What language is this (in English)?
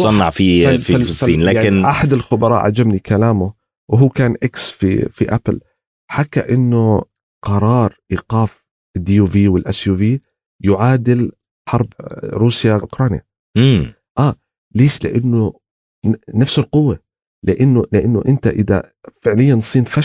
Arabic